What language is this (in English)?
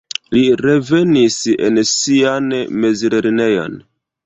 Esperanto